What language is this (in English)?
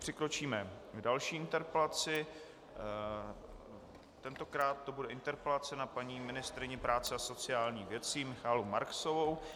Czech